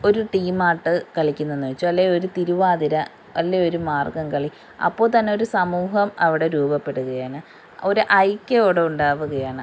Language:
Malayalam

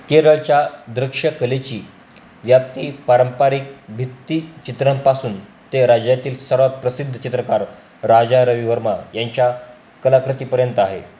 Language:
Marathi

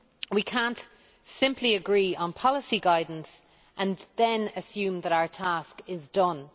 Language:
English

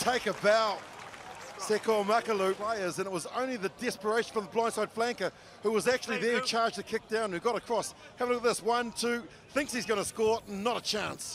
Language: English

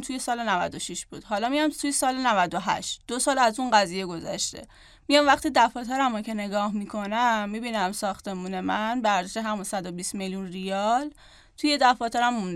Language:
Persian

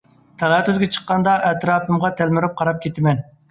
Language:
Uyghur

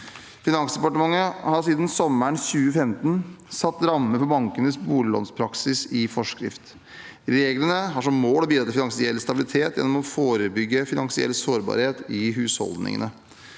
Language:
Norwegian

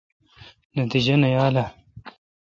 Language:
Kalkoti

